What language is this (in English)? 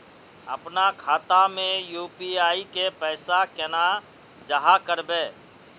Magahi